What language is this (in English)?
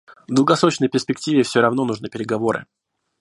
Russian